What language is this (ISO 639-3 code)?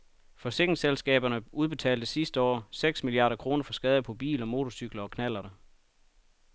dan